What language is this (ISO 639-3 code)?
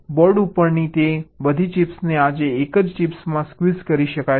guj